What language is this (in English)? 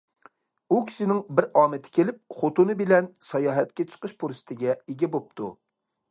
Uyghur